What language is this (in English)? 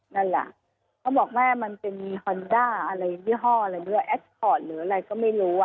Thai